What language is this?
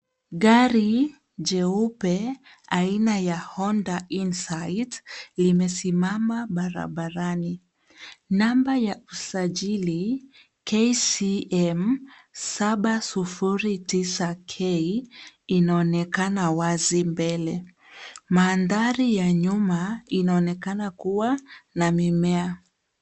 Swahili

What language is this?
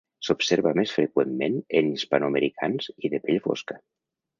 Catalan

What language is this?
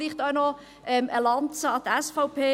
Swiss German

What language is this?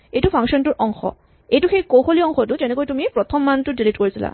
Assamese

